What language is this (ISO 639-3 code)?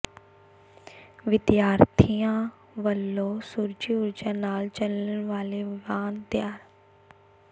pan